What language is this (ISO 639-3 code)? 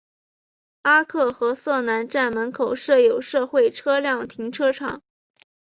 zho